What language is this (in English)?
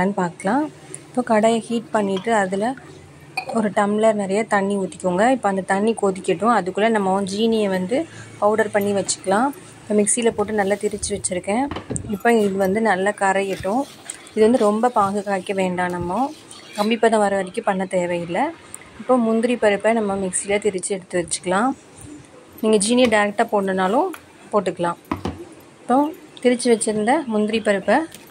Tamil